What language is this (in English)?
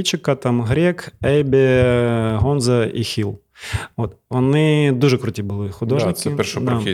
Ukrainian